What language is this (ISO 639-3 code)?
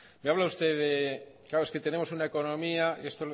spa